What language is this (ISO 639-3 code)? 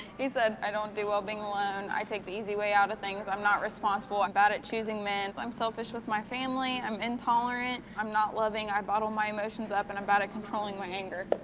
eng